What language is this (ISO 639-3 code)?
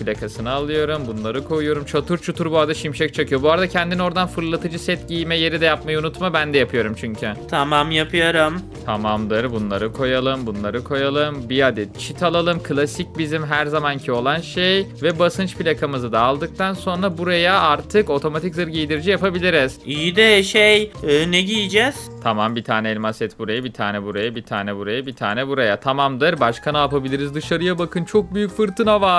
tur